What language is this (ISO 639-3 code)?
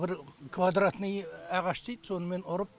kaz